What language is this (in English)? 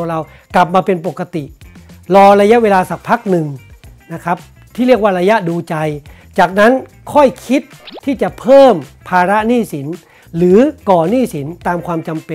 Thai